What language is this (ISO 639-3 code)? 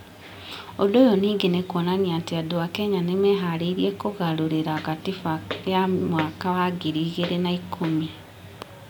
kik